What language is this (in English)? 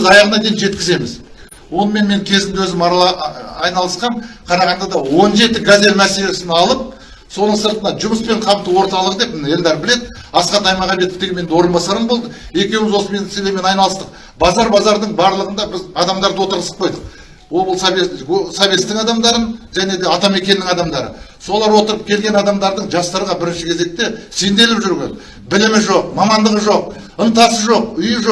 Turkish